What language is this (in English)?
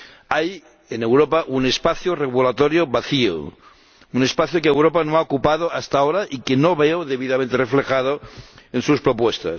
Spanish